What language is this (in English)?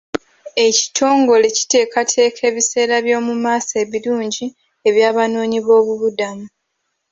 Ganda